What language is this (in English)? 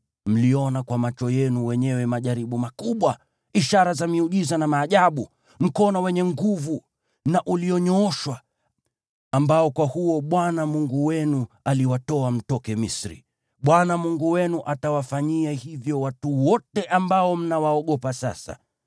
Swahili